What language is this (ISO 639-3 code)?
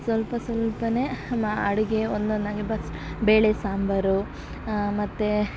kan